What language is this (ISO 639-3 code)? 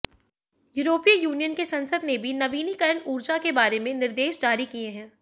hin